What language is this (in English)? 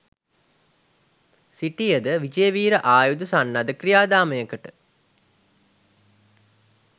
Sinhala